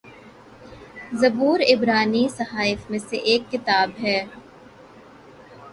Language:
Urdu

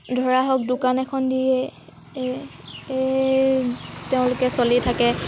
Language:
Assamese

